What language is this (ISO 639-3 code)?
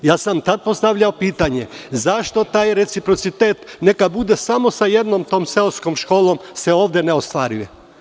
srp